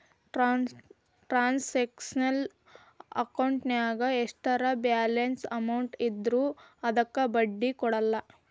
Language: Kannada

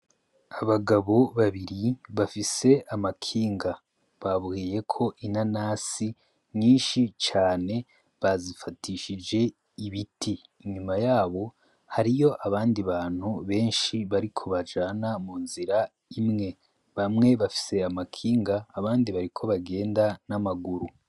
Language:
Rundi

